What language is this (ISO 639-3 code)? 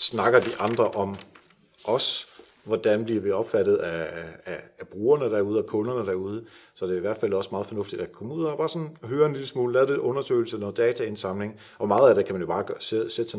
dan